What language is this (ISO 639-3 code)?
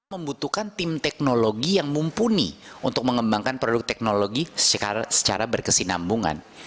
ind